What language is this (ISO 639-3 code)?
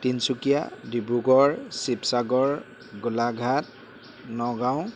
asm